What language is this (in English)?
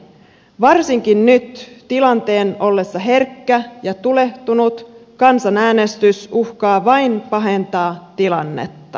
Finnish